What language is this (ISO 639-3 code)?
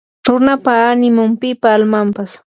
qur